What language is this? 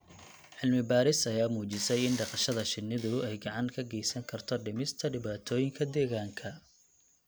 Somali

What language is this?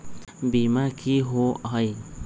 Magahi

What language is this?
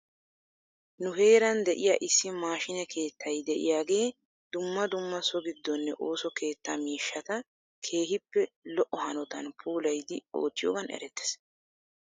Wolaytta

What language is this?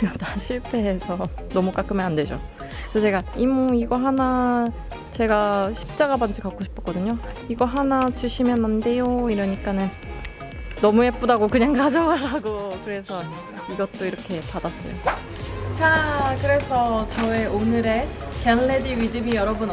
Korean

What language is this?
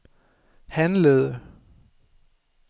Danish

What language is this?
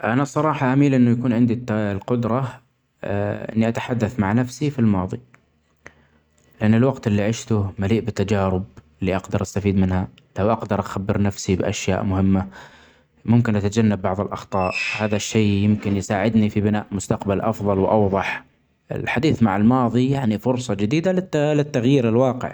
Omani Arabic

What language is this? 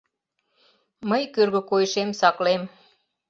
Mari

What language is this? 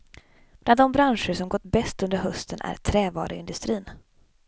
Swedish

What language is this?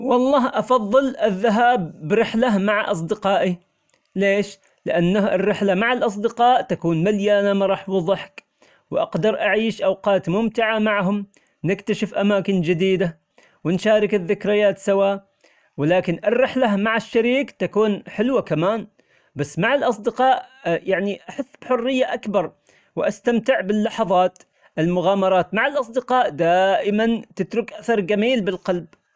Omani Arabic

